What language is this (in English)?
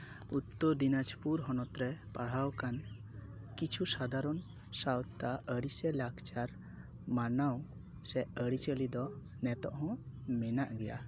Santali